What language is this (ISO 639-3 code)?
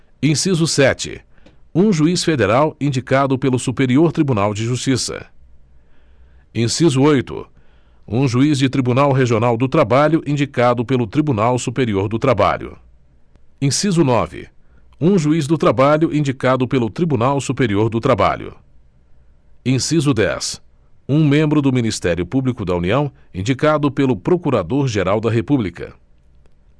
por